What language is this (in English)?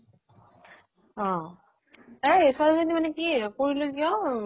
Assamese